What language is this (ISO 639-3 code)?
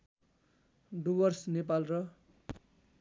nep